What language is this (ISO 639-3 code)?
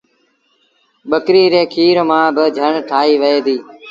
sbn